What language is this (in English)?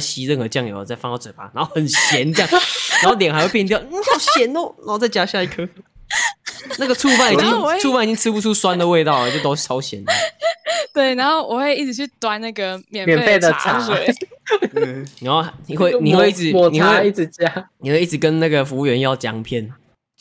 Chinese